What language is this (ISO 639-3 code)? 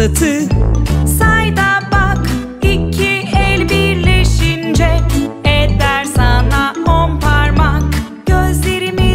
kor